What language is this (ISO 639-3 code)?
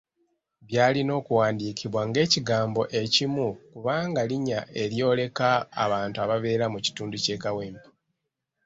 lug